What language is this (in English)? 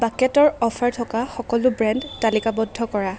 Assamese